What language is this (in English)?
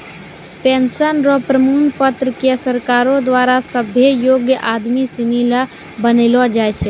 Maithili